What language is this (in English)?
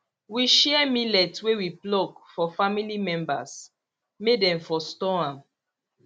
Nigerian Pidgin